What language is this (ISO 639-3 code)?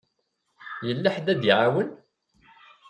kab